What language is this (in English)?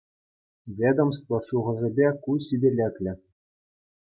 Chuvash